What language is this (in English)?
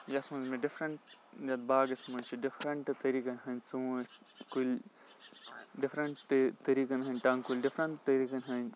Kashmiri